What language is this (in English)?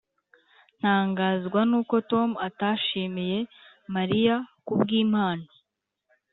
Kinyarwanda